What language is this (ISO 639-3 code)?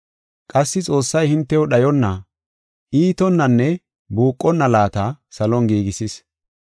gof